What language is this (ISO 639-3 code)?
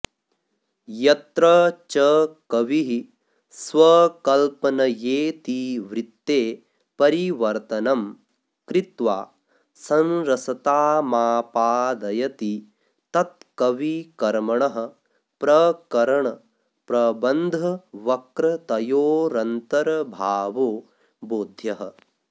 san